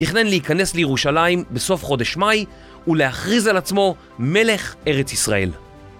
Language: Hebrew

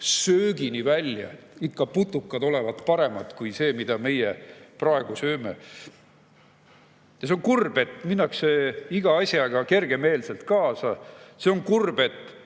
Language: Estonian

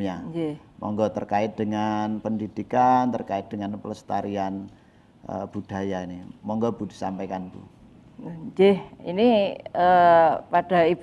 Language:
Indonesian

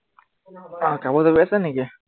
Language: Assamese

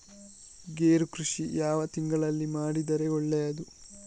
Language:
Kannada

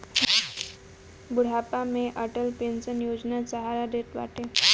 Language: Bhojpuri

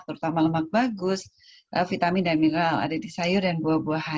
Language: Indonesian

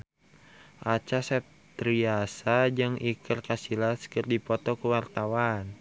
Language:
Sundanese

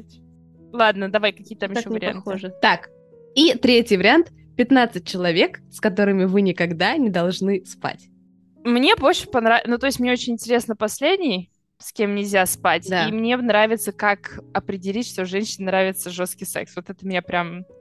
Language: Russian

